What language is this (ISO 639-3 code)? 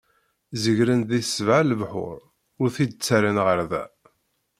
kab